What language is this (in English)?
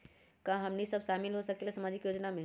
Magahi